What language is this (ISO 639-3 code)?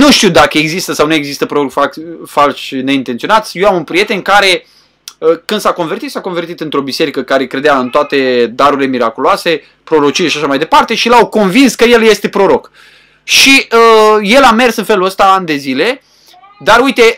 ron